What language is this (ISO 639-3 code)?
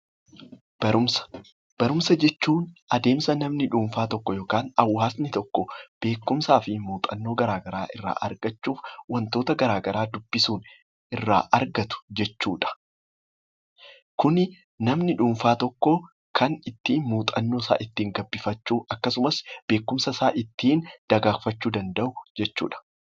orm